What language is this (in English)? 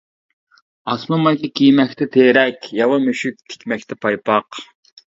Uyghur